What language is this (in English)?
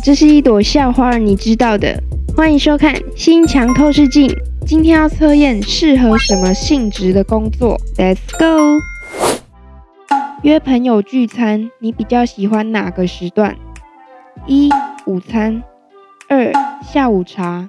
Chinese